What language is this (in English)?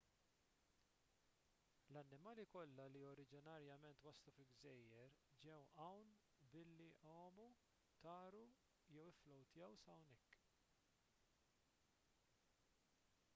Maltese